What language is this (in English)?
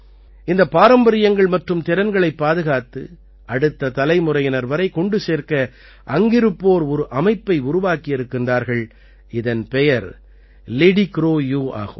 Tamil